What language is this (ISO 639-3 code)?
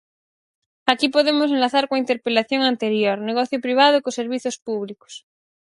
glg